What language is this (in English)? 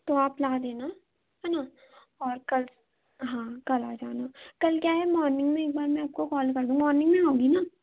Hindi